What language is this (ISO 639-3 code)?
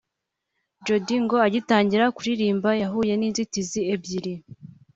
kin